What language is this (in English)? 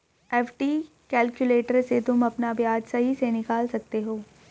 Hindi